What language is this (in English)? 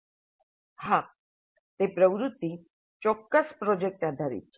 Gujarati